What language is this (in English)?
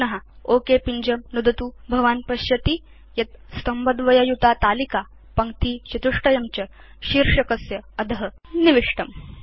Sanskrit